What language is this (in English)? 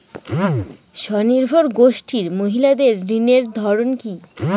Bangla